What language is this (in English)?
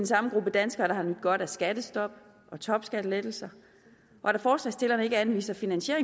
Danish